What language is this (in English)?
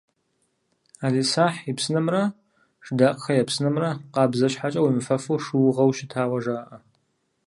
Kabardian